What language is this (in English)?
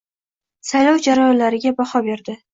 Uzbek